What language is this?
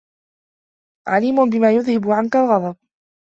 Arabic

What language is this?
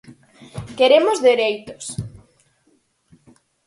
Galician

